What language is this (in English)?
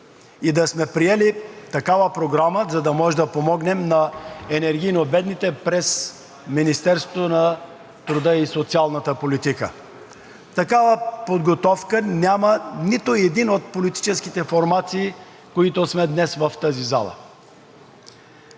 Bulgarian